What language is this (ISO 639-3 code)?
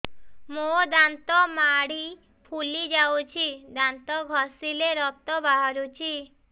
ori